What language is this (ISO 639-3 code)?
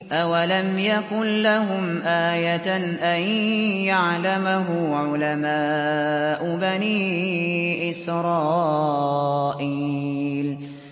ara